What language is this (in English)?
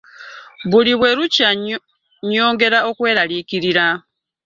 Ganda